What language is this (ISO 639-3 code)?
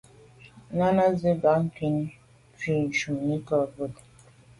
byv